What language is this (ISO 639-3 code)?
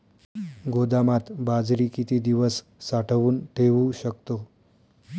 mar